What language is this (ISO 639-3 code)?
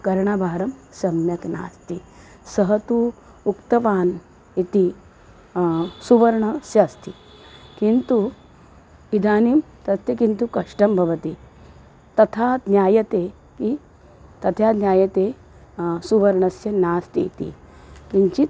san